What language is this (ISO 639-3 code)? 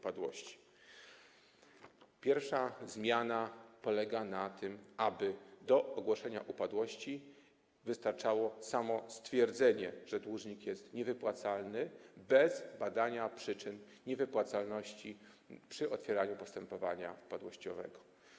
pol